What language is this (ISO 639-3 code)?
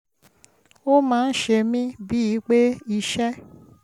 yor